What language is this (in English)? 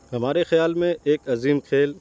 Urdu